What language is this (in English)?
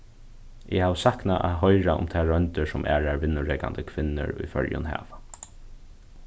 Faroese